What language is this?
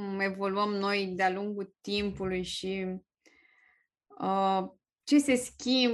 Romanian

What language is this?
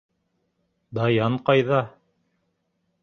Bashkir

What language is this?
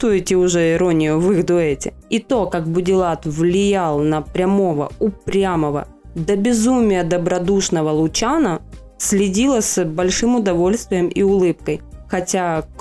Russian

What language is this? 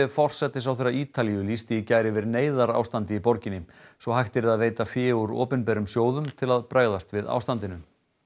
Icelandic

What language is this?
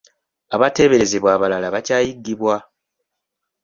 Ganda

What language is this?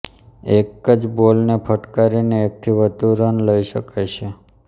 Gujarati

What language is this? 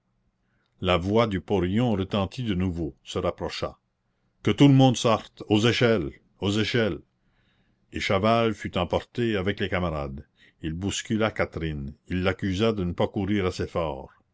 French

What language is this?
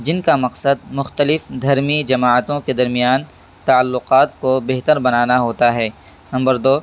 Urdu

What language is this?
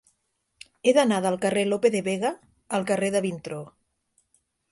Catalan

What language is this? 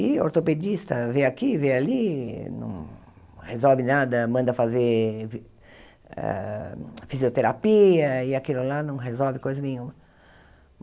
Portuguese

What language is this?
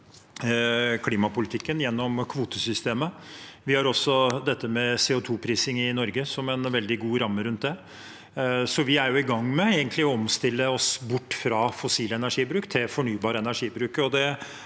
Norwegian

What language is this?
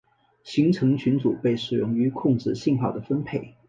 Chinese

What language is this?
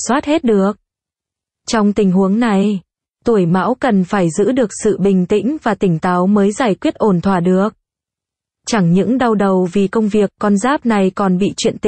Vietnamese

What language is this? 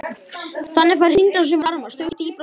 Icelandic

